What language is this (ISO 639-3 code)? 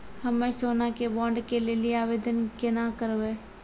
mai